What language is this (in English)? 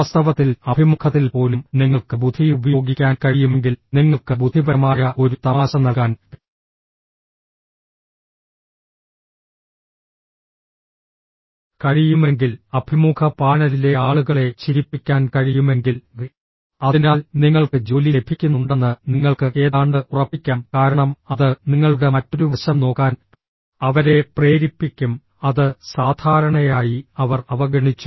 Malayalam